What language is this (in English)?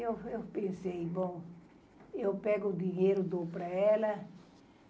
Portuguese